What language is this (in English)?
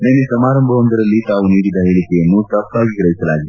Kannada